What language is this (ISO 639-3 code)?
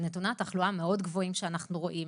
heb